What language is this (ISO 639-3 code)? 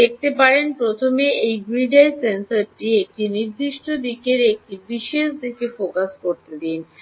ben